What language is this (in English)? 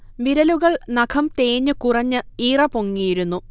Malayalam